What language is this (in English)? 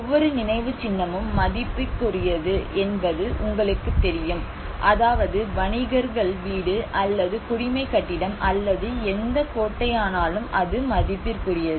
Tamil